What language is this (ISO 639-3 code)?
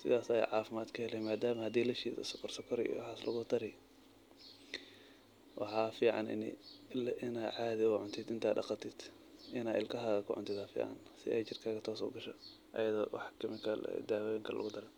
som